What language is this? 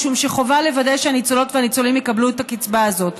Hebrew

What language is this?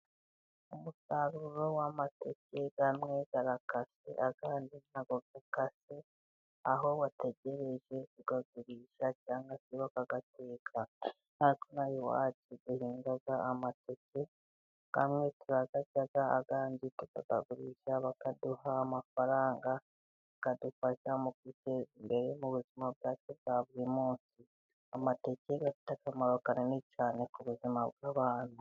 Kinyarwanda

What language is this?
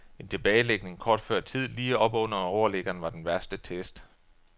Danish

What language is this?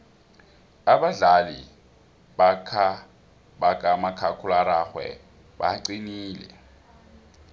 South Ndebele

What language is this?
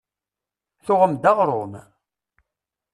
Kabyle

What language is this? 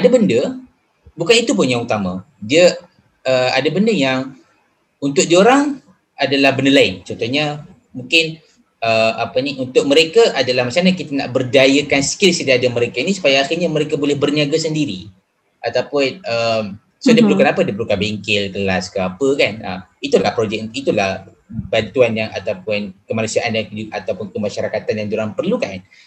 Malay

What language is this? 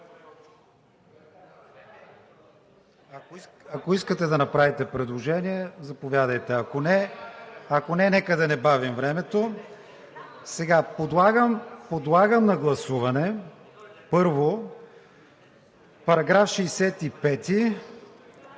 Bulgarian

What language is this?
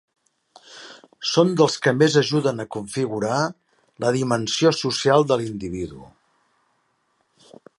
Catalan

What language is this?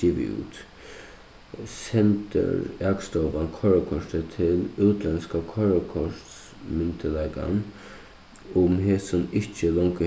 Faroese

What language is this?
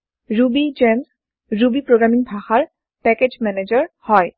Assamese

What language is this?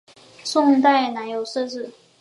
Chinese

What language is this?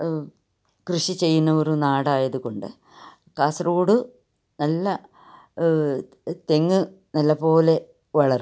Malayalam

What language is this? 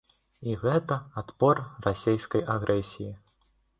Belarusian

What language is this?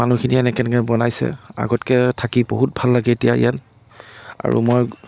Assamese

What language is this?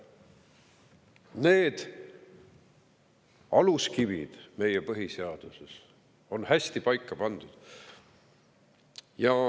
Estonian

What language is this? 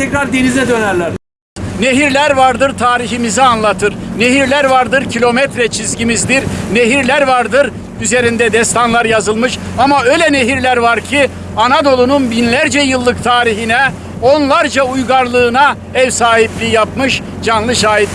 Turkish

